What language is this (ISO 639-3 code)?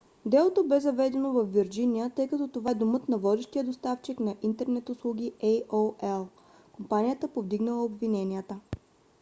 bul